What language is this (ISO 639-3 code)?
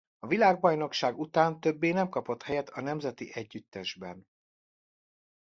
hun